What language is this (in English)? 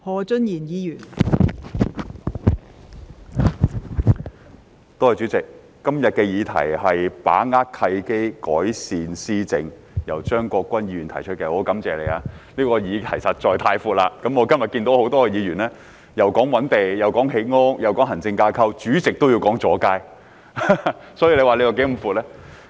Cantonese